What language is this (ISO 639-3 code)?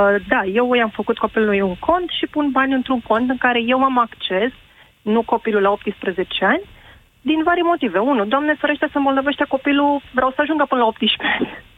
ron